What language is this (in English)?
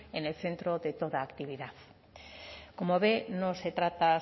Spanish